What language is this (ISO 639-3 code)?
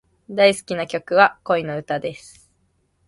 jpn